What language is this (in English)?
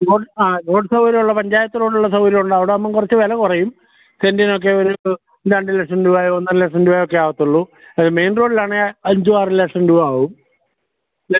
Malayalam